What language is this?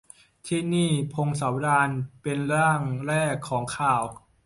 Thai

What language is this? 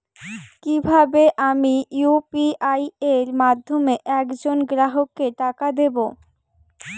Bangla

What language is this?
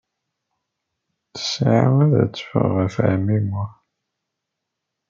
Kabyle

